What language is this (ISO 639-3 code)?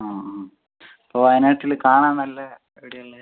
mal